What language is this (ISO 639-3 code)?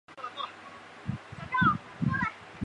zho